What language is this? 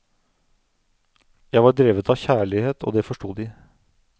Norwegian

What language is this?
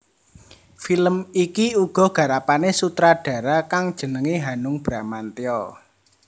Javanese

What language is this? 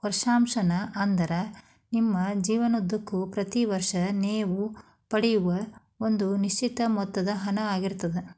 Kannada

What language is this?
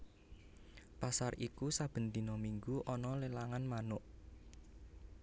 Javanese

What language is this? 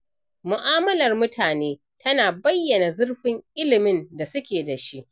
Hausa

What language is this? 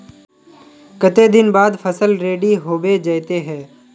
Magahi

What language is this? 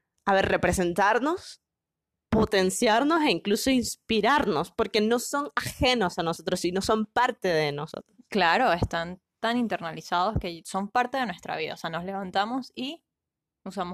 Spanish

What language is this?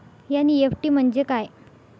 Marathi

